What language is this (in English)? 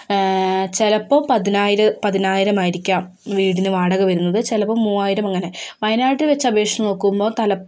Malayalam